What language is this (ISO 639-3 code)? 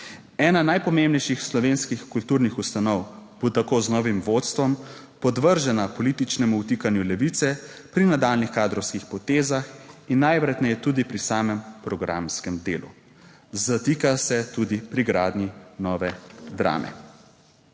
slv